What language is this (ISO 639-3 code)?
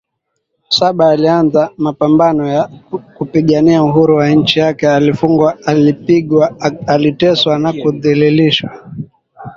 swa